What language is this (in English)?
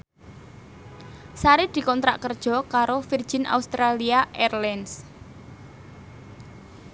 Javanese